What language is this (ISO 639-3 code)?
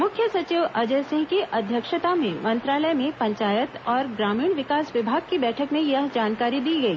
hin